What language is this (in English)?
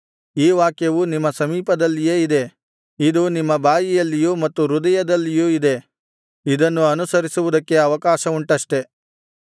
Kannada